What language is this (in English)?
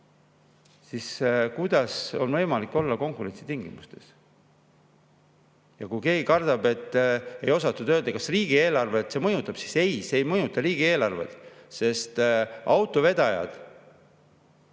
Estonian